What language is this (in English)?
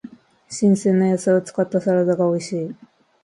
Japanese